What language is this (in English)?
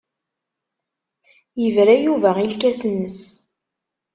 Kabyle